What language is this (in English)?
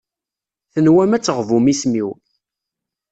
Kabyle